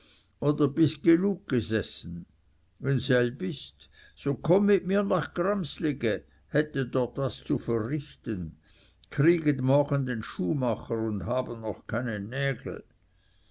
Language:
German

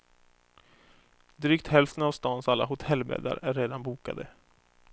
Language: Swedish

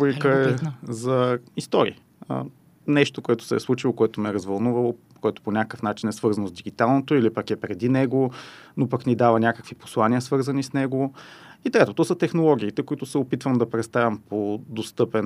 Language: Bulgarian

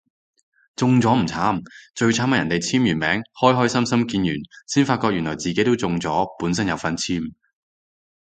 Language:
Cantonese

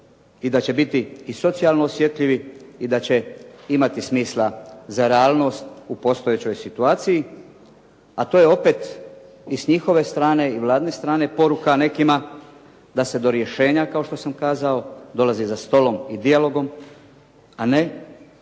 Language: Croatian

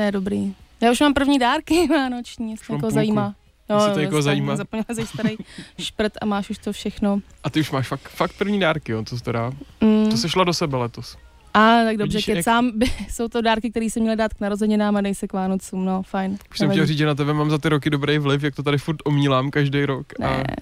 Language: Czech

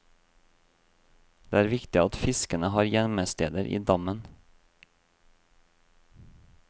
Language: Norwegian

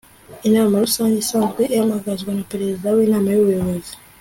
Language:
Kinyarwanda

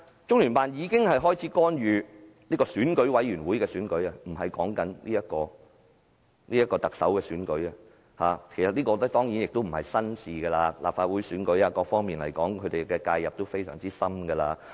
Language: Cantonese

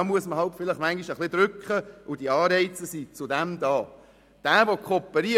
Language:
Swiss German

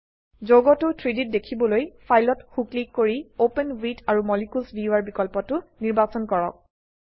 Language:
Assamese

